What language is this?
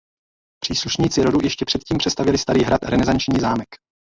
Czech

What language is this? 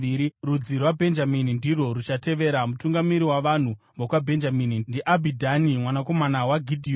Shona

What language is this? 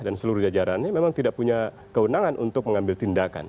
Indonesian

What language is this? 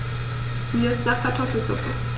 German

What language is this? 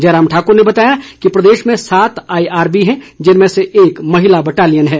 Hindi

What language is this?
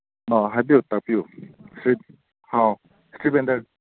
Manipuri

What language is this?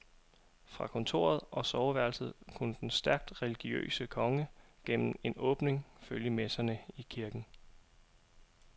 Danish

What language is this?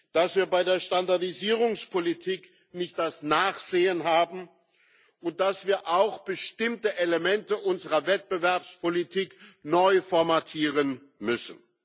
German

